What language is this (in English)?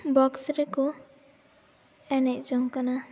Santali